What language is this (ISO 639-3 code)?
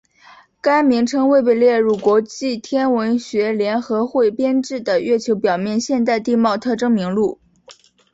zho